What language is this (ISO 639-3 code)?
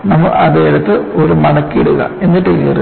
mal